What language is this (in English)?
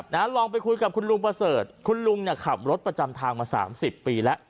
Thai